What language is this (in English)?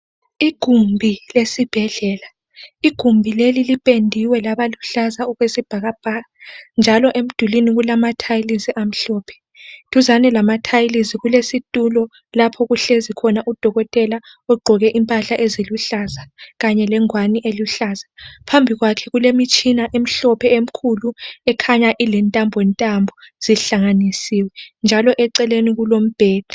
North Ndebele